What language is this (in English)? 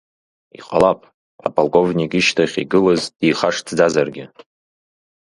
Abkhazian